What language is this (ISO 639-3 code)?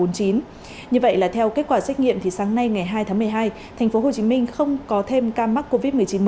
vie